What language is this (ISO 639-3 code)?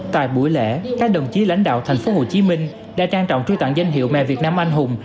vie